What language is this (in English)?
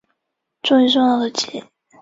Chinese